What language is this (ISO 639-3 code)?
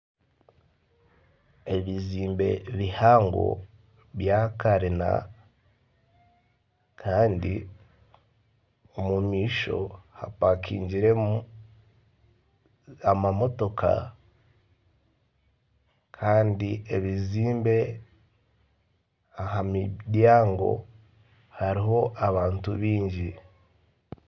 nyn